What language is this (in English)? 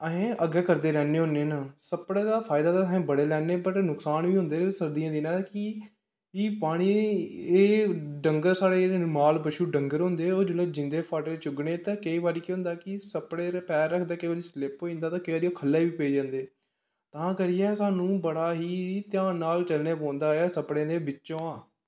Dogri